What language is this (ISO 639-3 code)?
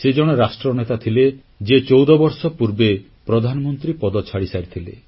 ori